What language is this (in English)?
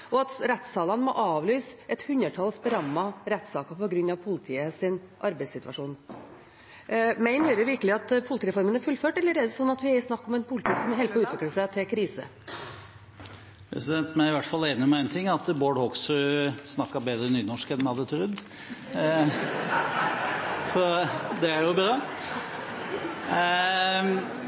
Norwegian Bokmål